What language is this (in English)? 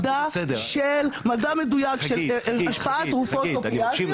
Hebrew